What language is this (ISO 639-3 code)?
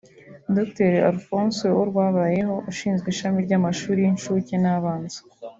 kin